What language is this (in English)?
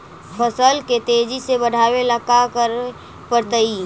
Magahi